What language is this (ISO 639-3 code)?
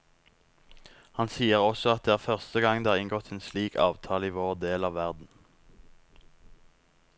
nor